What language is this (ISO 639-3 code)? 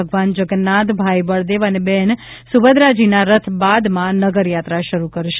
guj